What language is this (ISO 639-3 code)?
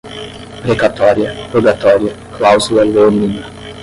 por